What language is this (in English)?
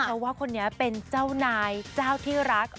Thai